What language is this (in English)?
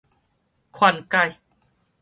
Min Nan Chinese